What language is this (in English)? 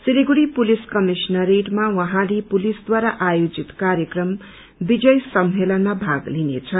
Nepali